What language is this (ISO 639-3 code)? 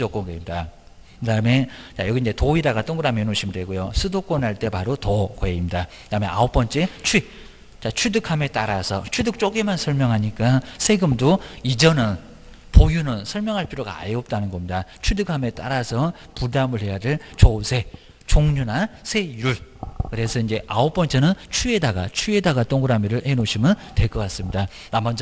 kor